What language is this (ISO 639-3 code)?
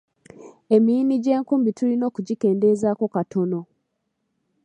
lug